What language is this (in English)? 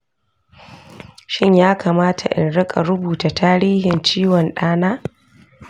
Hausa